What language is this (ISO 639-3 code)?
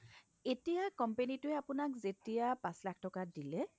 asm